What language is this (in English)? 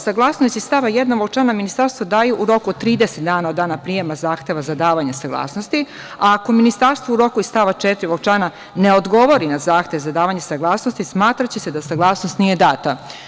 Serbian